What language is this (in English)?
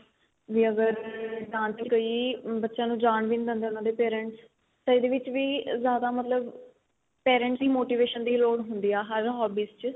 Punjabi